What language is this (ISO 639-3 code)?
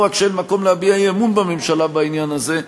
heb